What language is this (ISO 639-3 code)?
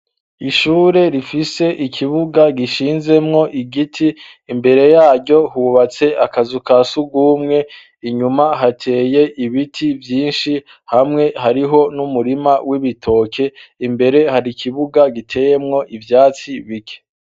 run